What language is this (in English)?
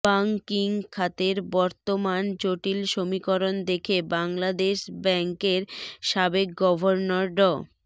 Bangla